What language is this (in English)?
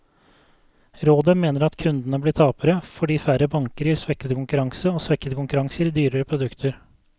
Norwegian